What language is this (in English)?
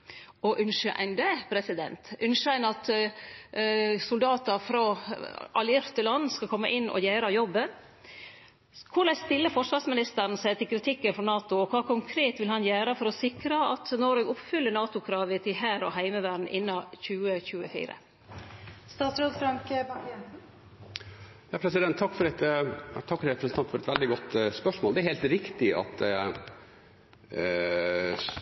Norwegian